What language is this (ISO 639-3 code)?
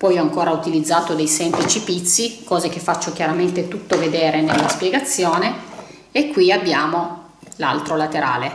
ita